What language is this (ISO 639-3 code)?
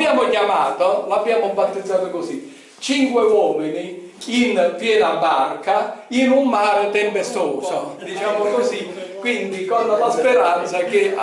ita